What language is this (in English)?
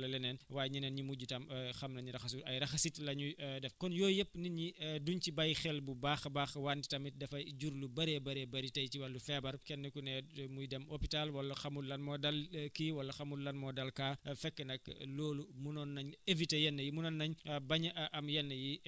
Wolof